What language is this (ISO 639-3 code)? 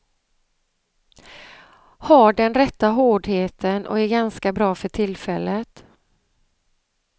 swe